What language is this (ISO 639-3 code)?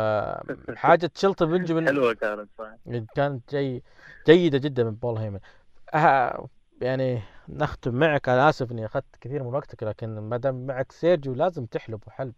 ara